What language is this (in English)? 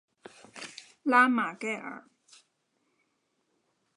Chinese